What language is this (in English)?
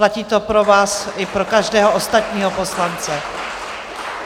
Czech